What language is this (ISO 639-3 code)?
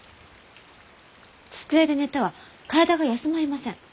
jpn